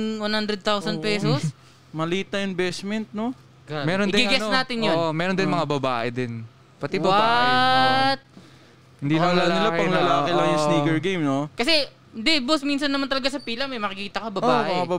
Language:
Filipino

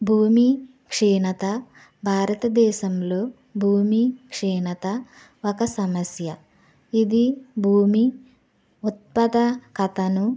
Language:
Telugu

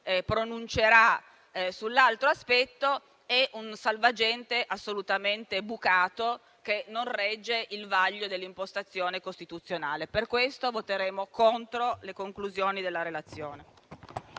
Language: Italian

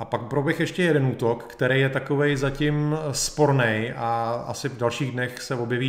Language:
Czech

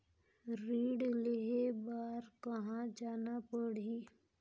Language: Chhattisgarhi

